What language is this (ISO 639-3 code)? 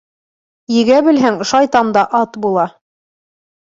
bak